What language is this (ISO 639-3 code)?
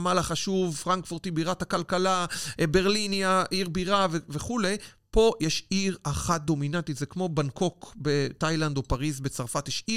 heb